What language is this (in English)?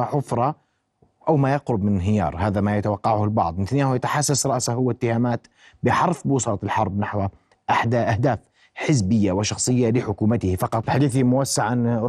Arabic